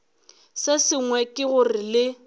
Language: Northern Sotho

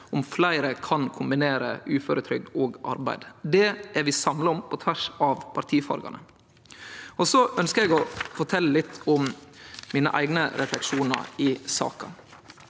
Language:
Norwegian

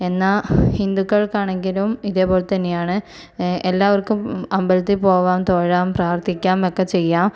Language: Malayalam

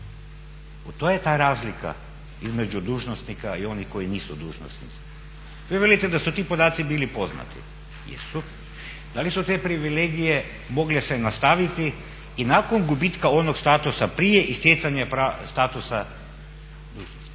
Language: Croatian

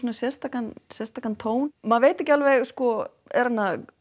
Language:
Icelandic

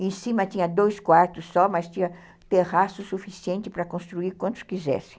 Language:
Portuguese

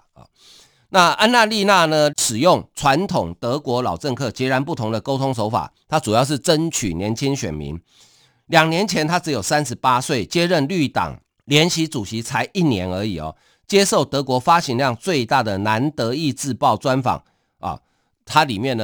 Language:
Chinese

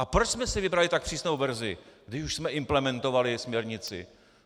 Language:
Czech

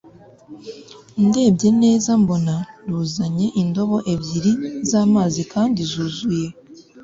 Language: Kinyarwanda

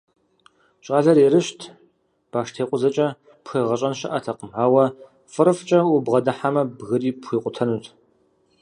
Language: Kabardian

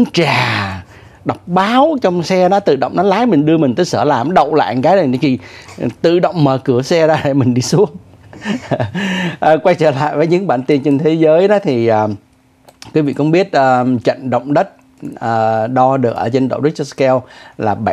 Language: Vietnamese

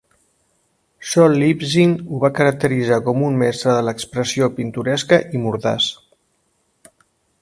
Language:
Catalan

